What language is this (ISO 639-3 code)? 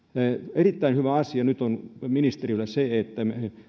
fin